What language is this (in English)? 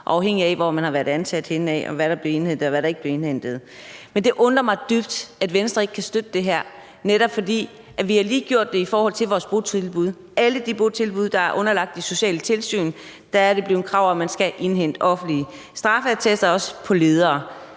Danish